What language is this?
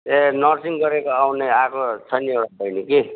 Nepali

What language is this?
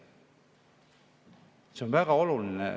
Estonian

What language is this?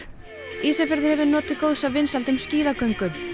Icelandic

